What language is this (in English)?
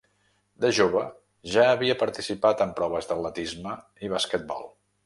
Catalan